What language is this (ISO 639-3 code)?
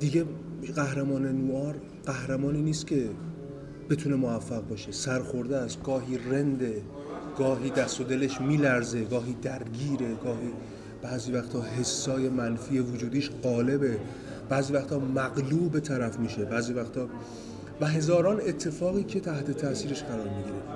fas